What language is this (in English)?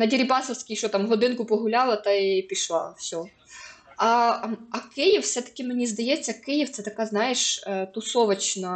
Ukrainian